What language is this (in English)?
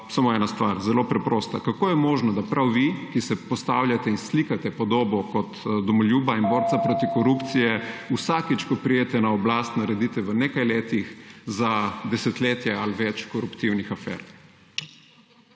Slovenian